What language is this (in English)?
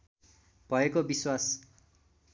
Nepali